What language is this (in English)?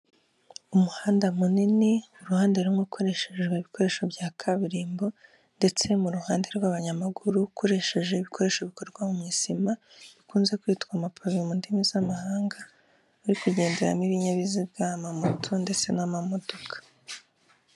Kinyarwanda